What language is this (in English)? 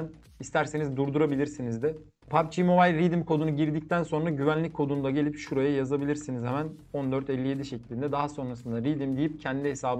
Turkish